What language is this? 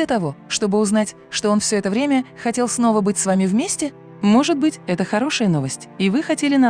Russian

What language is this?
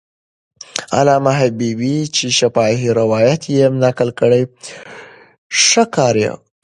Pashto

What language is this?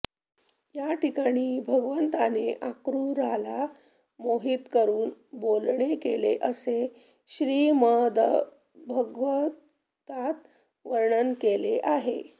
Marathi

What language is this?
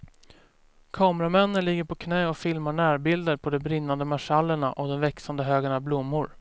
Swedish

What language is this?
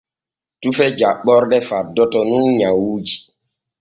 Borgu Fulfulde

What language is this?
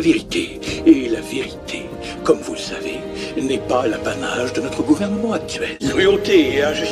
French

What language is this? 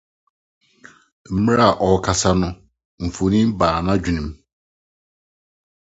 Akan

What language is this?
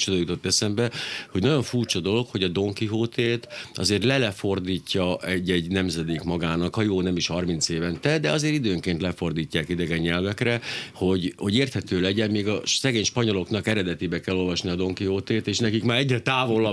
Hungarian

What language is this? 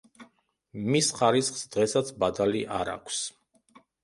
Georgian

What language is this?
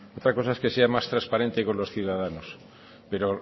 Spanish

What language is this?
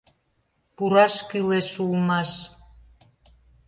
Mari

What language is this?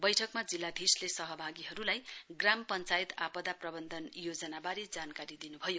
Nepali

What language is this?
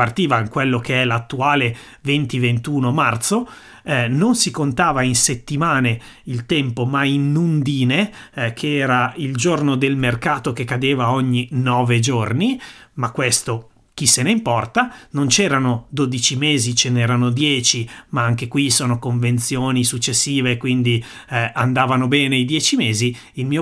Italian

